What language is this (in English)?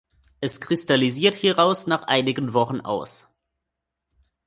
German